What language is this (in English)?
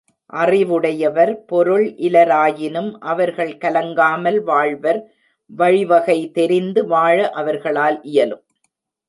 Tamil